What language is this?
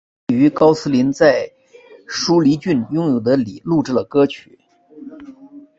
Chinese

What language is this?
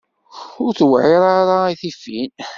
Kabyle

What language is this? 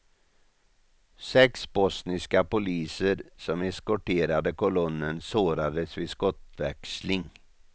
Swedish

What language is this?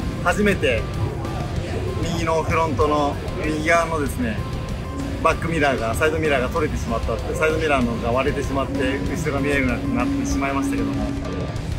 Japanese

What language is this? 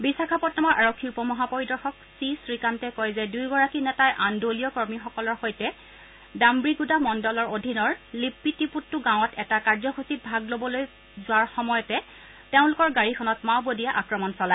Assamese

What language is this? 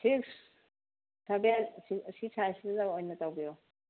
Manipuri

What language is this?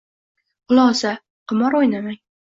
Uzbek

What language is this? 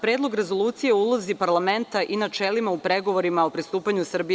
Serbian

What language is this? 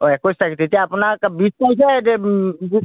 Assamese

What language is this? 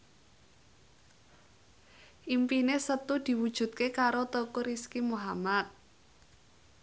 Javanese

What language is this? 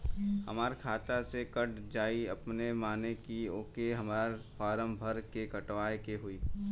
Bhojpuri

